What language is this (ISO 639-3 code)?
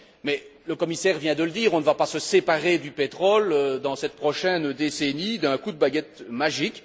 fra